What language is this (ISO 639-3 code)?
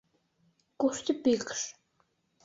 chm